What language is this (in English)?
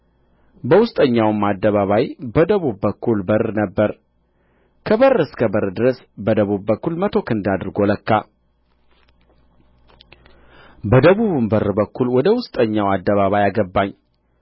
Amharic